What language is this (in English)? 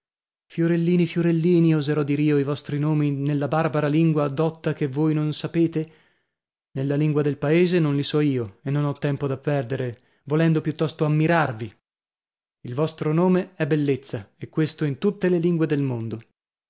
Italian